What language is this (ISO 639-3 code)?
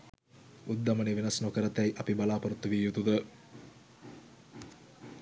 sin